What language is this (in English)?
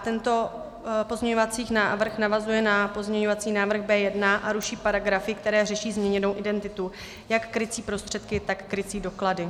Czech